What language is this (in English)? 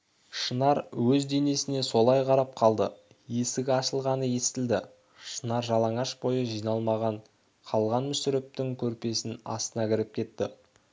Kazakh